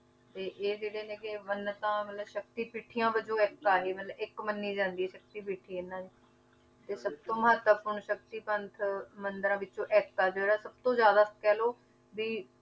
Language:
Punjabi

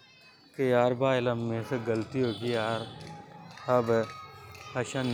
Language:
Hadothi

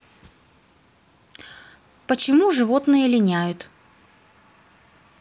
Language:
Russian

